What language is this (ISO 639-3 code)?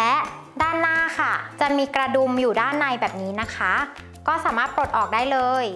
tha